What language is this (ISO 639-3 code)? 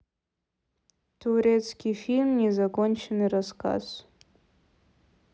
rus